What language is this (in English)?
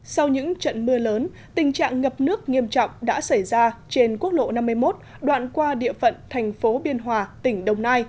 Vietnamese